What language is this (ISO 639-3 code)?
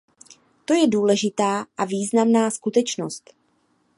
ces